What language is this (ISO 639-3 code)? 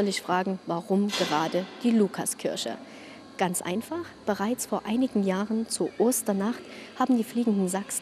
deu